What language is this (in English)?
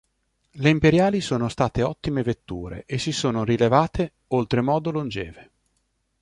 Italian